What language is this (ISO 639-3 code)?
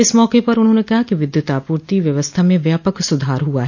hin